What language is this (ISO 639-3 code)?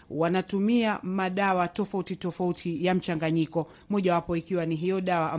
swa